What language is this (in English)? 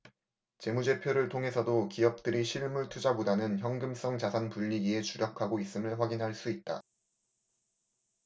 Korean